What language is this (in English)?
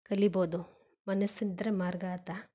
Kannada